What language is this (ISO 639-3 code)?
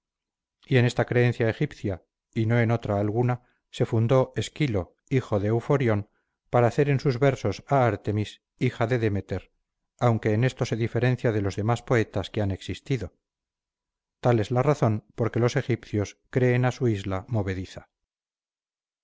spa